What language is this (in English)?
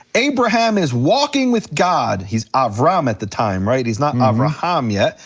English